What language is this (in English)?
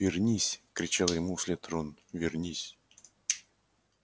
Russian